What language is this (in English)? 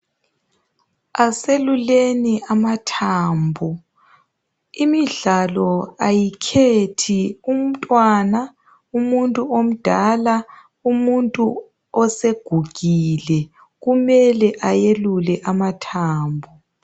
North Ndebele